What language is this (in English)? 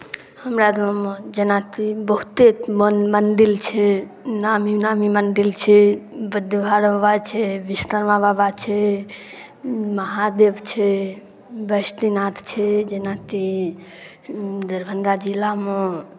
Maithili